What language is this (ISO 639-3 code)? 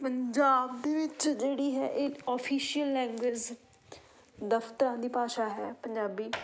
pan